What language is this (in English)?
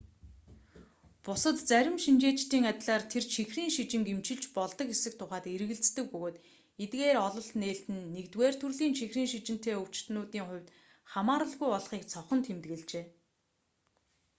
Mongolian